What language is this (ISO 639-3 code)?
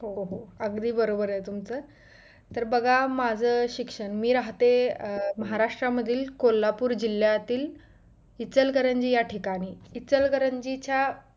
mar